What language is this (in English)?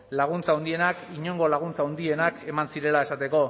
Basque